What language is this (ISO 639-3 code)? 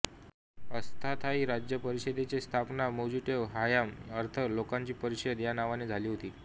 mar